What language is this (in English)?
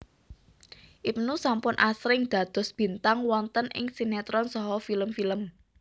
Javanese